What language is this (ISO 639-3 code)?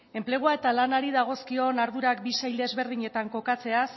eus